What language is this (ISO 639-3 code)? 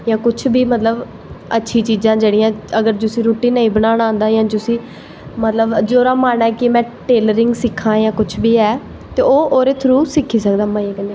doi